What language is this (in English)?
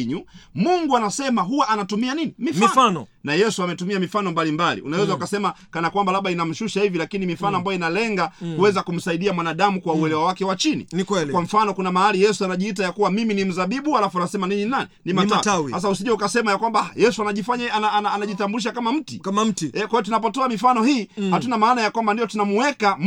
Swahili